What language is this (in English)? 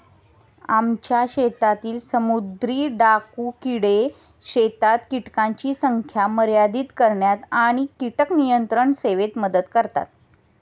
Marathi